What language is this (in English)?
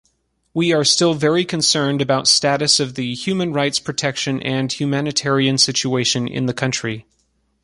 English